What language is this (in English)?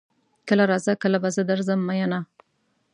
Pashto